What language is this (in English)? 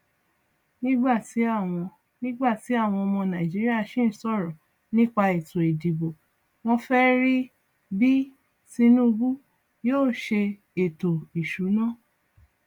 Yoruba